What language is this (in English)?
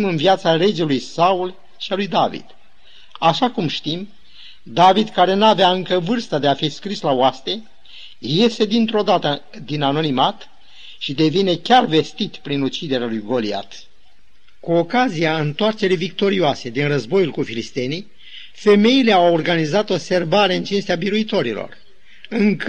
Romanian